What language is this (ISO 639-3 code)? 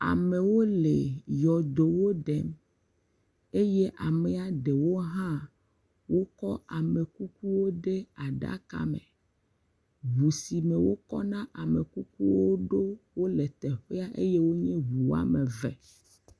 ewe